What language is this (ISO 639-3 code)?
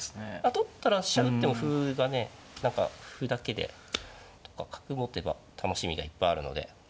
jpn